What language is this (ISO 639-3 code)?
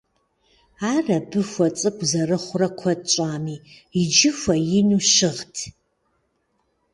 kbd